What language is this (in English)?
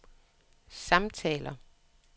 Danish